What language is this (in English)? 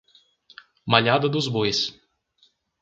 Portuguese